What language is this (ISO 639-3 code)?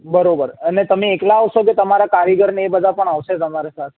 guj